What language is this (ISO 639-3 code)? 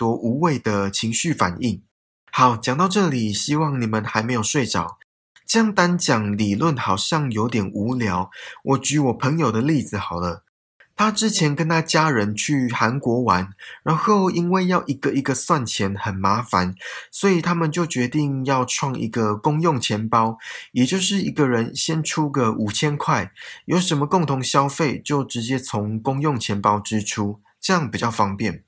zho